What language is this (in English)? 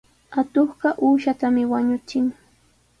Sihuas Ancash Quechua